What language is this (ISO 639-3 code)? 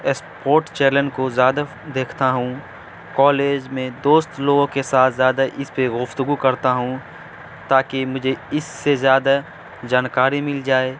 urd